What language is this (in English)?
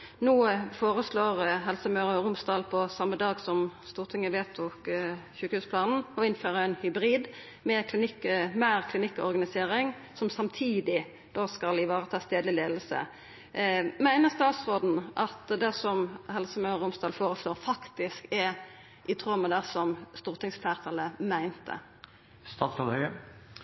Norwegian Nynorsk